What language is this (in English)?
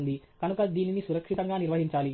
Telugu